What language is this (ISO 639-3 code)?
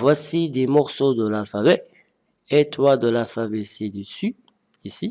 fra